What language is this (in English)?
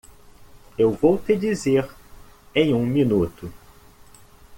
Portuguese